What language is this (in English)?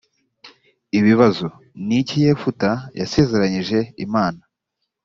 Kinyarwanda